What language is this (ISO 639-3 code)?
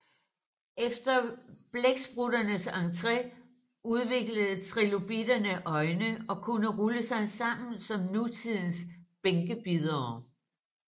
dan